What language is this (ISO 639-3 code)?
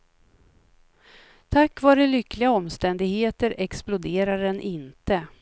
swe